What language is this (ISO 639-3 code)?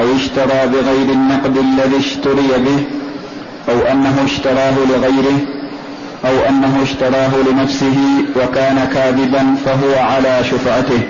ara